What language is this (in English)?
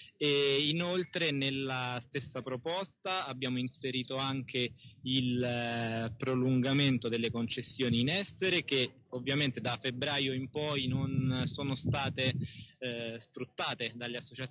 Italian